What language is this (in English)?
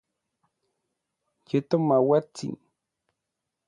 Orizaba Nahuatl